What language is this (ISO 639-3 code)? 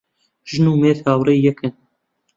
ckb